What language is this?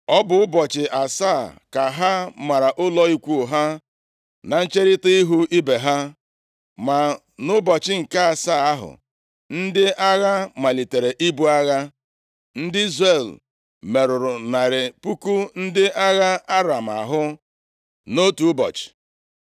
Igbo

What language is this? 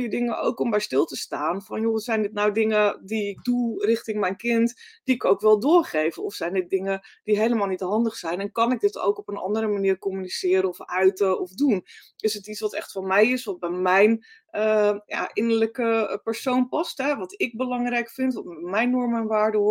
Dutch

